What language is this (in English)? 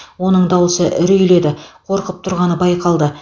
Kazakh